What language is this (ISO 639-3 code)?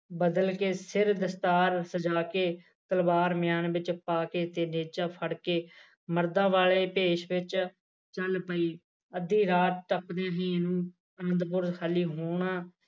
pan